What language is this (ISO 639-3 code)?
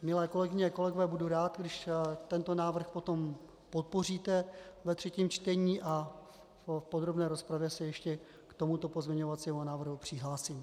ces